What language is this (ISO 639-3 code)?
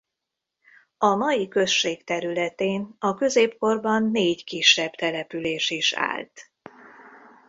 hun